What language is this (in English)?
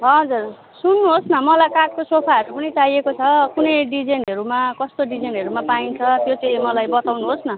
Nepali